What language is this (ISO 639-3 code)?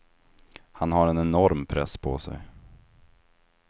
swe